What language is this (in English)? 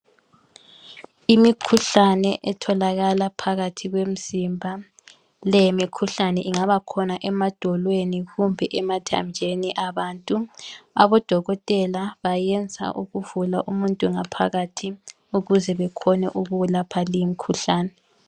North Ndebele